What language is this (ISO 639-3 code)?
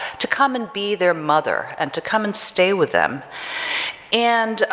eng